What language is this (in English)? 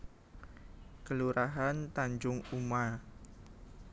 Javanese